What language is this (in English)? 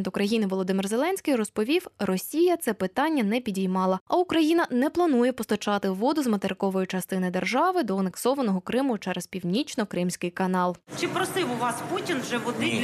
Ukrainian